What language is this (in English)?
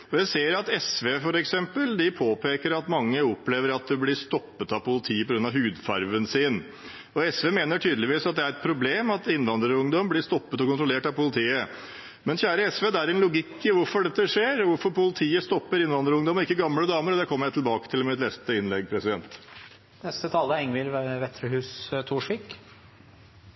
Norwegian Bokmål